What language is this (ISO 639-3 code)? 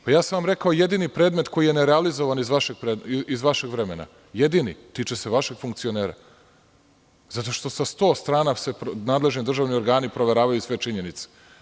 srp